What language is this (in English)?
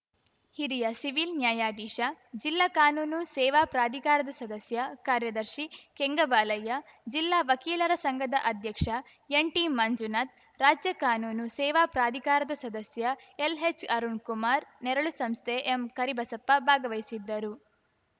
Kannada